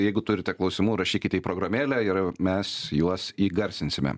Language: Lithuanian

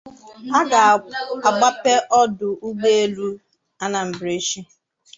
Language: Igbo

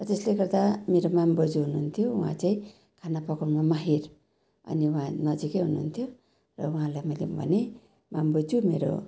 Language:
Nepali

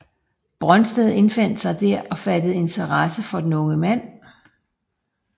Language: Danish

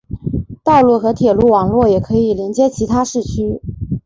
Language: Chinese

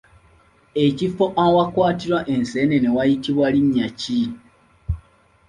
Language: Ganda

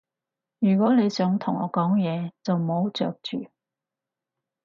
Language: Cantonese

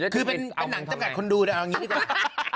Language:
Thai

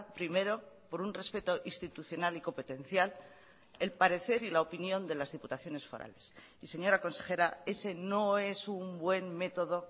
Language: Spanish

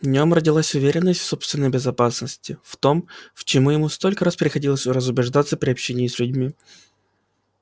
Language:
Russian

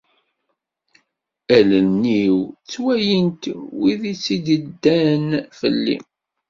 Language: Kabyle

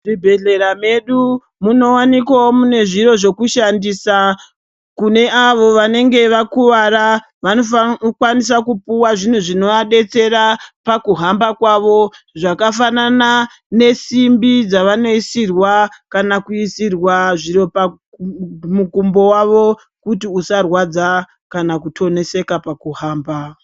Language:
Ndau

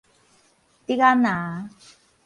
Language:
Min Nan Chinese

